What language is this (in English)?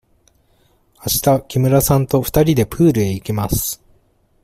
Japanese